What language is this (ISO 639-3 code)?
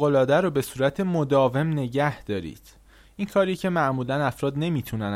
fas